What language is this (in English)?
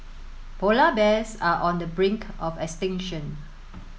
English